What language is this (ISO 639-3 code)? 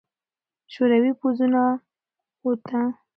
pus